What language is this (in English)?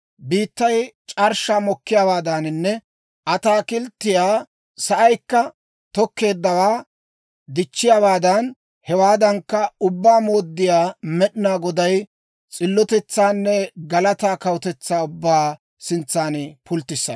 Dawro